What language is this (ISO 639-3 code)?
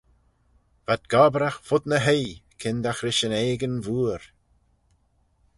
glv